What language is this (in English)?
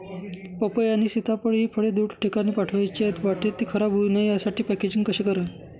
Marathi